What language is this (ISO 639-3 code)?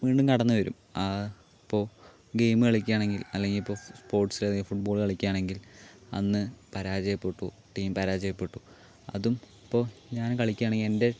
mal